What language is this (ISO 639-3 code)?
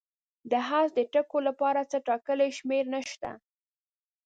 pus